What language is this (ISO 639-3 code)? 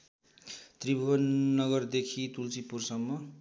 nep